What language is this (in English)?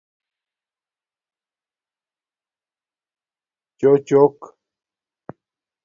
Domaaki